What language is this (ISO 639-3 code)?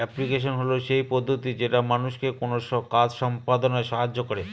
ben